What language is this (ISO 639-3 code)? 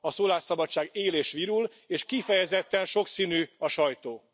hun